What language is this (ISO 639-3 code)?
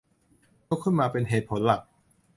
tha